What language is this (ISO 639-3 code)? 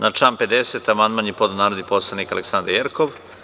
srp